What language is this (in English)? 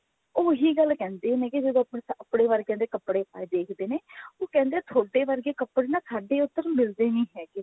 Punjabi